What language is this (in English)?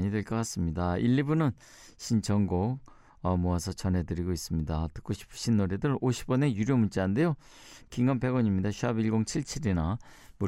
Korean